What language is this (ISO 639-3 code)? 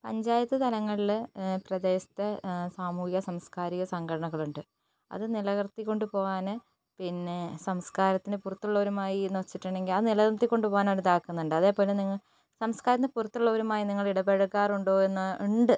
mal